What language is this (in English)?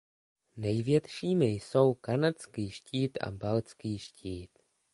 Czech